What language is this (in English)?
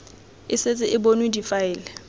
Tswana